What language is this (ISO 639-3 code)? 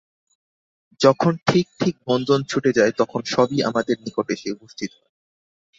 ben